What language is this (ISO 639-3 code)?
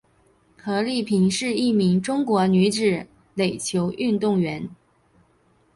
zho